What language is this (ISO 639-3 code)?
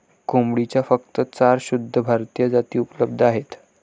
mar